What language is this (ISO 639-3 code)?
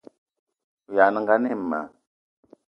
eto